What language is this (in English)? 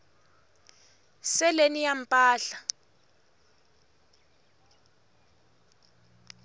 Tsonga